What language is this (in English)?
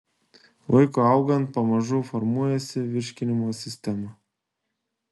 Lithuanian